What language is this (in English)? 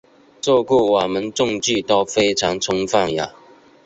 Chinese